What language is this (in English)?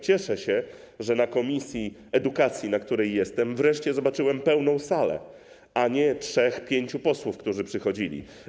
Polish